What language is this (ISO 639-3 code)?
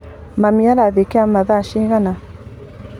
kik